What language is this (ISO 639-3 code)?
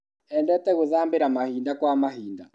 kik